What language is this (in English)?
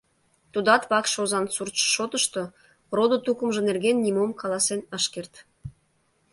Mari